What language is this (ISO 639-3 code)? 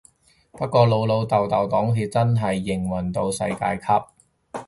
yue